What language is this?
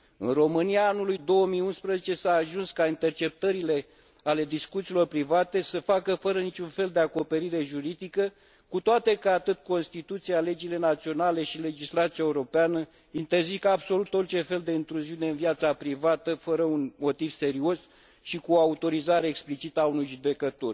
Romanian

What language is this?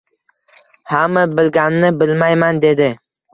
Uzbek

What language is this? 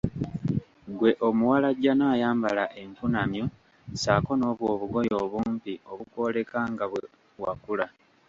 Ganda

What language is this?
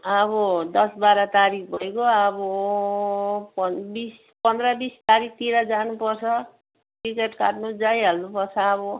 Nepali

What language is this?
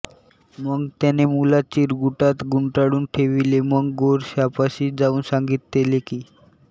Marathi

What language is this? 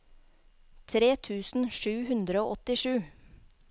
Norwegian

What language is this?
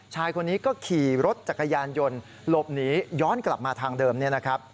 Thai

